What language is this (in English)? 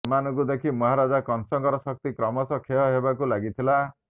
Odia